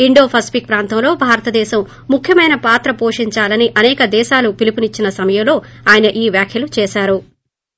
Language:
Telugu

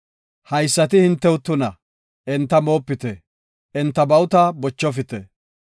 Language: Gofa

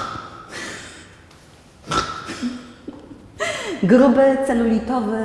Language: Polish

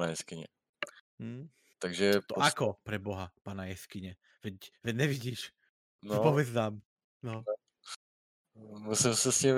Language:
Czech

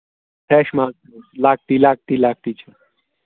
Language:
Kashmiri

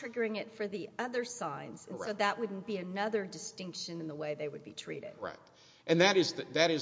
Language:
English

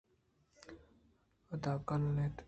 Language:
Eastern Balochi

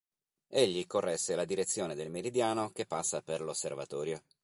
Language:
Italian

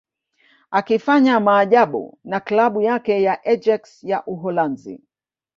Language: Swahili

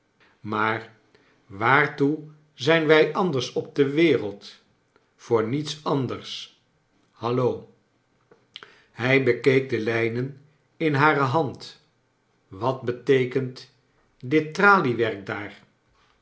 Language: Dutch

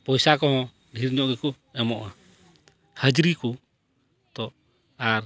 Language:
Santali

